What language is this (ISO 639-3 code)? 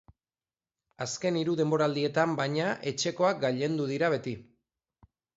eus